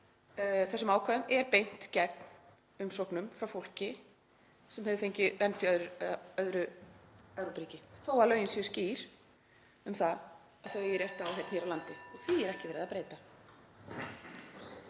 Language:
Icelandic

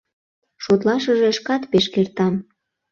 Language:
Mari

